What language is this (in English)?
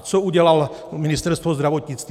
Czech